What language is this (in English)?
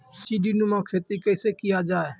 Maithili